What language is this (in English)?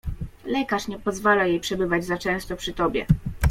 Polish